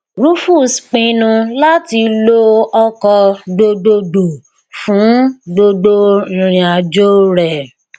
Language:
Yoruba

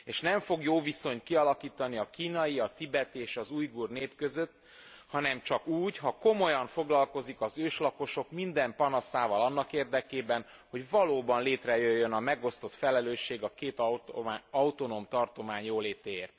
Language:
Hungarian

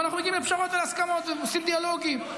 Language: Hebrew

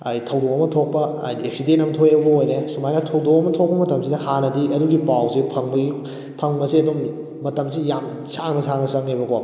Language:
Manipuri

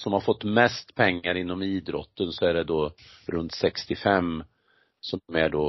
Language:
Swedish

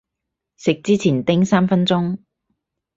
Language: Cantonese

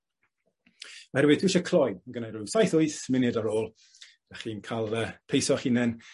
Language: Welsh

